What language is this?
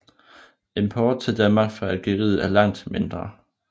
Danish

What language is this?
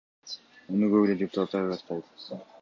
Kyrgyz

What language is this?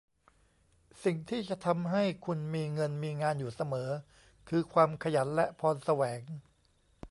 Thai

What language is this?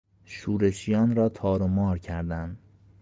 Persian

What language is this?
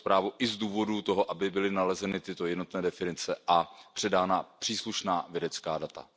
Czech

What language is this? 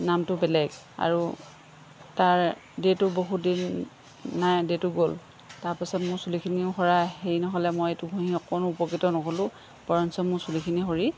Assamese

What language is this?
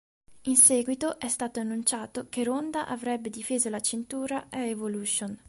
Italian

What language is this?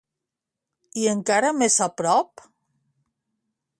Catalan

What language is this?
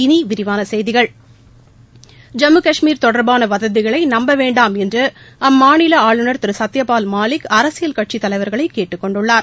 Tamil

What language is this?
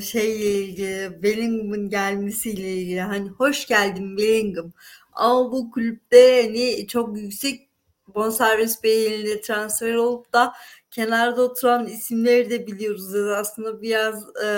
Turkish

